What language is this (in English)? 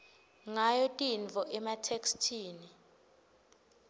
Swati